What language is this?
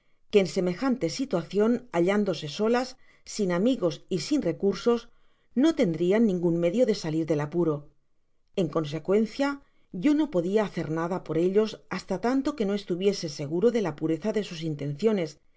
Spanish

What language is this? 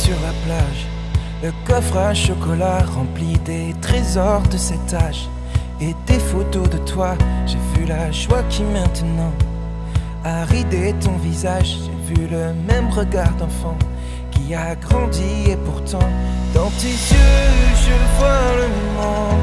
French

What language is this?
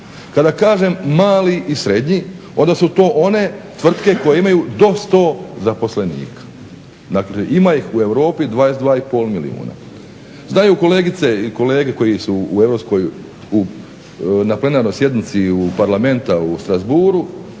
Croatian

